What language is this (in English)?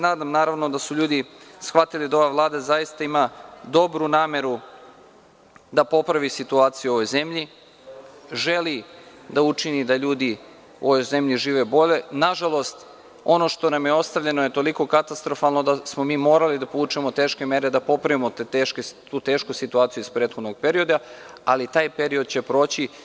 Serbian